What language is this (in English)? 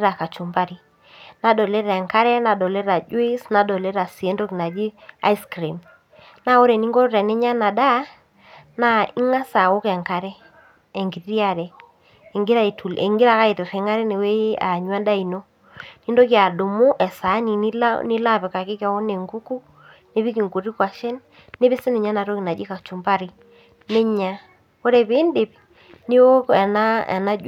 Masai